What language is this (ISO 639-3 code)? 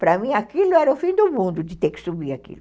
por